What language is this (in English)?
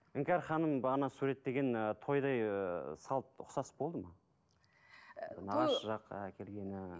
Kazakh